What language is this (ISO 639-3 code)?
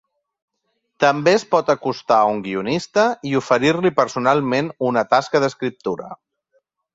cat